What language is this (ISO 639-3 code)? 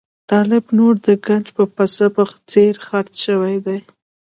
pus